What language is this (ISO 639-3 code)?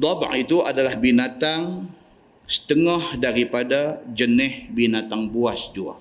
msa